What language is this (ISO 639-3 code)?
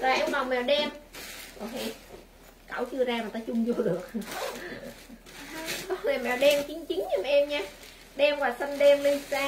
vie